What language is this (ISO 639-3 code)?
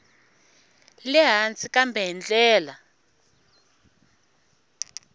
tso